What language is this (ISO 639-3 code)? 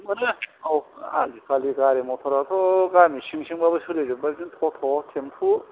brx